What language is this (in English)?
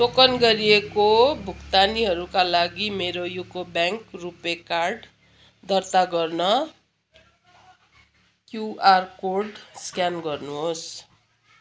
Nepali